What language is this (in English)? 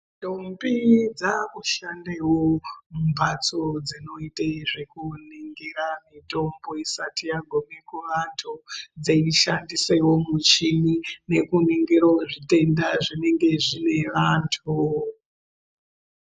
Ndau